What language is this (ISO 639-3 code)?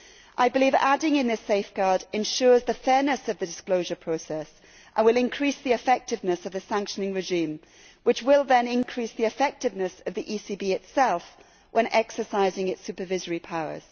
eng